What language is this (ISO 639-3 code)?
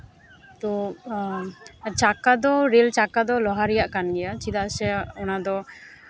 sat